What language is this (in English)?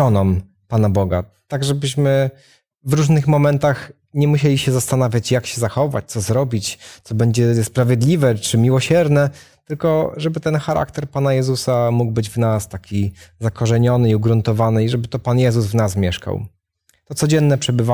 Polish